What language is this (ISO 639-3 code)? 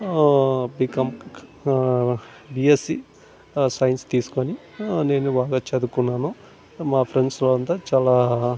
tel